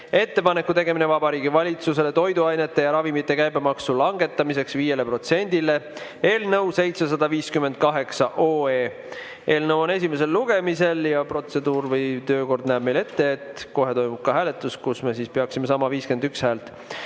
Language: Estonian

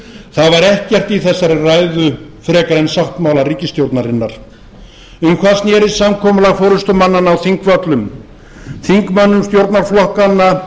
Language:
Icelandic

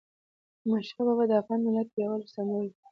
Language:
Pashto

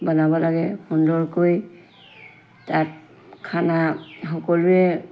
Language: Assamese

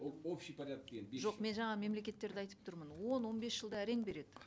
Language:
Kazakh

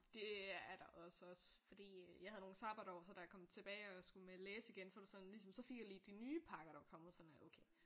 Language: Danish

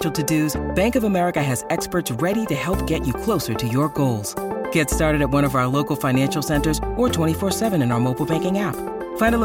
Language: Thai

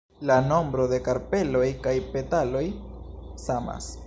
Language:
Esperanto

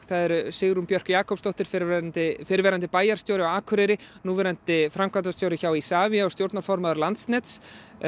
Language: Icelandic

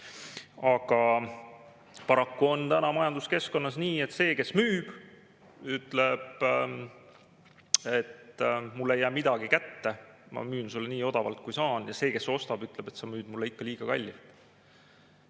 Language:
Estonian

